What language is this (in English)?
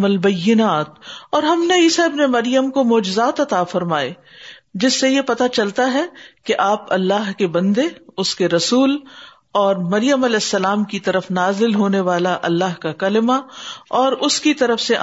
Urdu